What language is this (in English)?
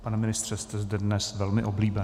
Czech